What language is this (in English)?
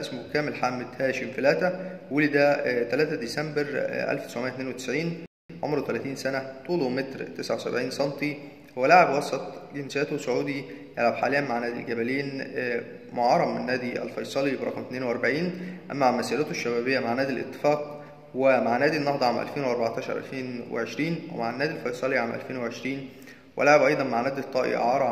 Arabic